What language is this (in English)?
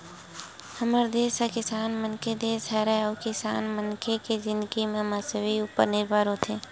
Chhattisgarhi